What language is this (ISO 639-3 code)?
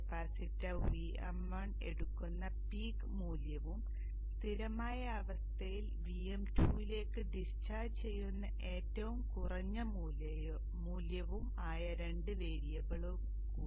mal